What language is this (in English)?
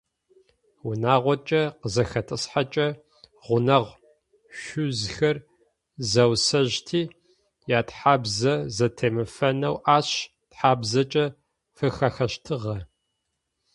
Adyghe